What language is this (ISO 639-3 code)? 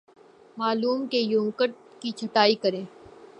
urd